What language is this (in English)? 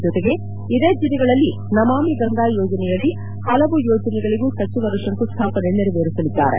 Kannada